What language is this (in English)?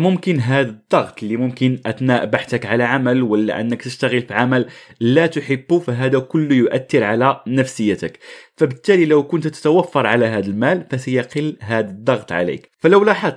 Arabic